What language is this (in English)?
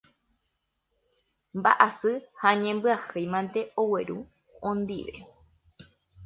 Guarani